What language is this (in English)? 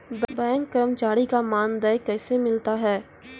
Maithili